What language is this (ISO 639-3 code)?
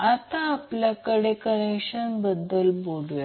mar